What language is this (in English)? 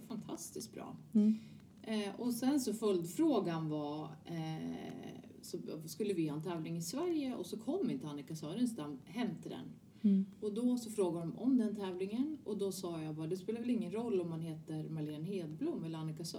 Swedish